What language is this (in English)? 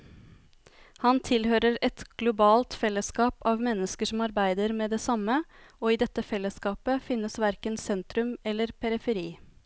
Norwegian